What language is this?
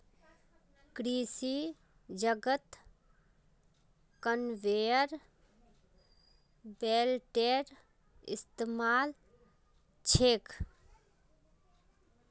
Magahi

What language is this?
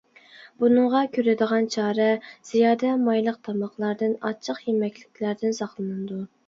Uyghur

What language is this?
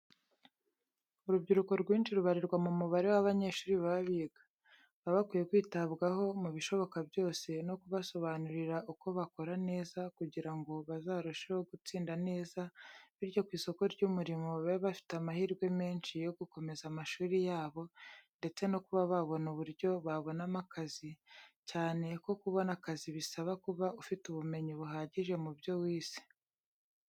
Kinyarwanda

